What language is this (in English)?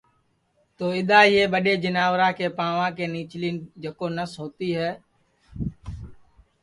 Sansi